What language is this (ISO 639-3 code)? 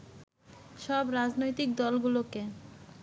ben